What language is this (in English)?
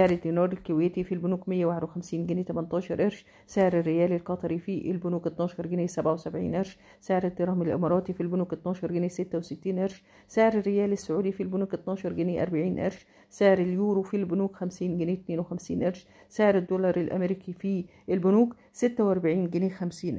Arabic